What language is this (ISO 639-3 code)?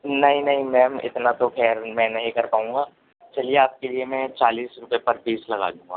urd